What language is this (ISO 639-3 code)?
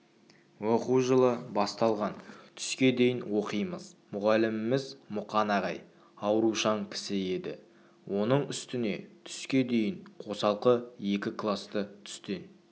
kaz